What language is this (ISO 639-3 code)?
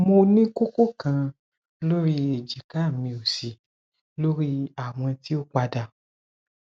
yor